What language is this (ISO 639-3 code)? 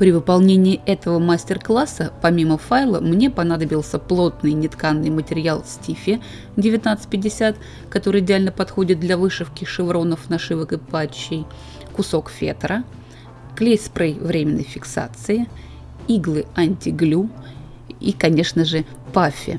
rus